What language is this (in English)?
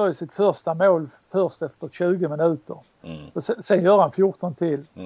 Swedish